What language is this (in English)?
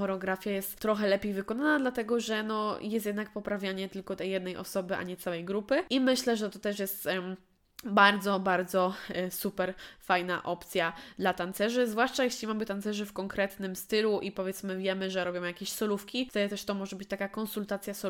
Polish